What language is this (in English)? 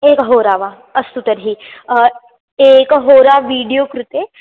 Sanskrit